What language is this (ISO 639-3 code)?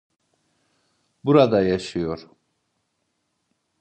tur